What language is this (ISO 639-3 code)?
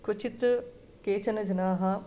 san